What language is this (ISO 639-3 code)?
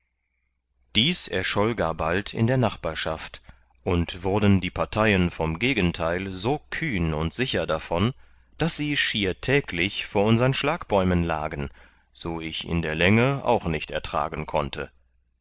deu